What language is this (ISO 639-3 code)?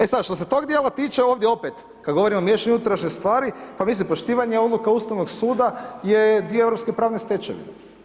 hrv